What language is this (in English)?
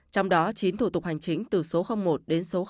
Vietnamese